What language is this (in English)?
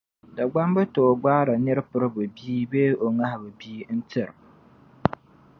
Dagbani